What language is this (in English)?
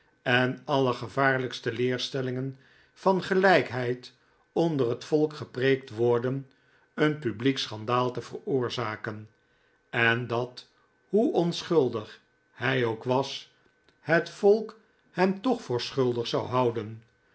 Dutch